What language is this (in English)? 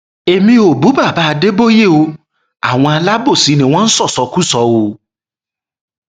Yoruba